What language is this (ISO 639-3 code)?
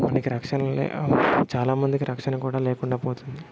tel